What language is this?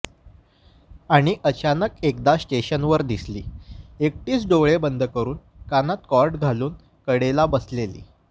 Marathi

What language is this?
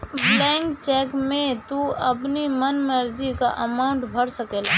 Bhojpuri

